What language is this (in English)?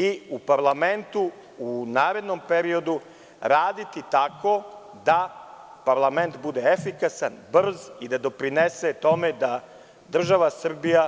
Serbian